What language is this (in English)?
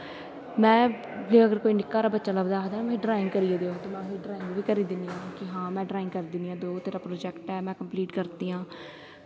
Dogri